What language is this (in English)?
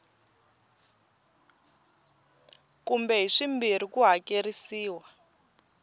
Tsonga